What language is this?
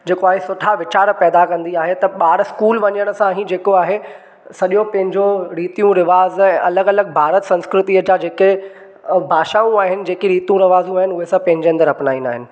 Sindhi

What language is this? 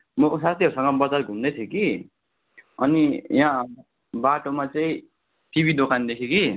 Nepali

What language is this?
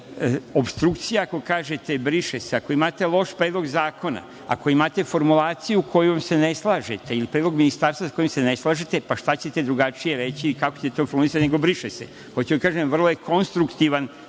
Serbian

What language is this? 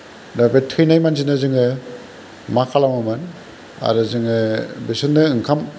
Bodo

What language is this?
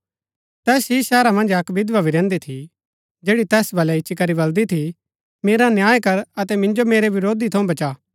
Gaddi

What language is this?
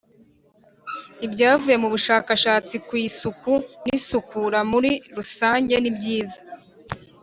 Kinyarwanda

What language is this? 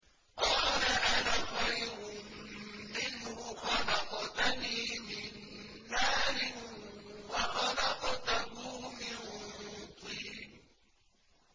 Arabic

